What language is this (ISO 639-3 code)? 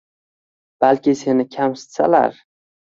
uzb